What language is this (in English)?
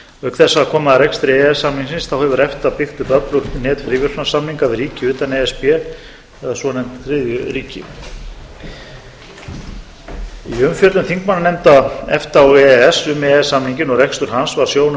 Icelandic